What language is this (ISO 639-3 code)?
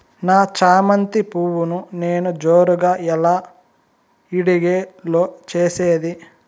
tel